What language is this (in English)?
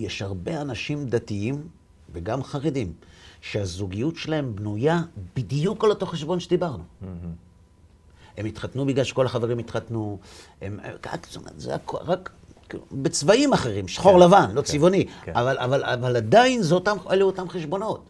Hebrew